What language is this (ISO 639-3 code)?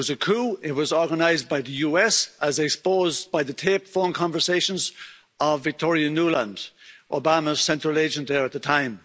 eng